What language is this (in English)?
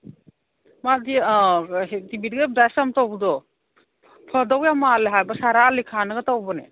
Manipuri